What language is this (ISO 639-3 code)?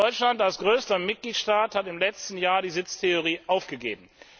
deu